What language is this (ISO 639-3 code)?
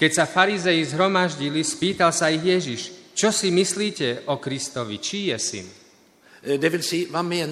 slk